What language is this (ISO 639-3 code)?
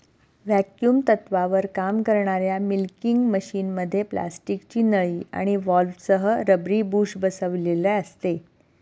mar